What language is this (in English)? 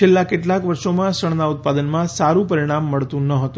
Gujarati